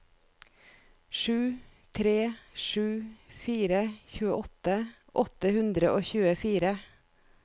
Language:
Norwegian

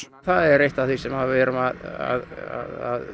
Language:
Icelandic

